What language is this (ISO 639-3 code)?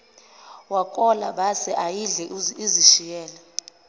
zul